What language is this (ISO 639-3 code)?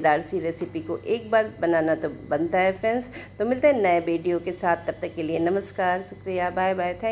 hin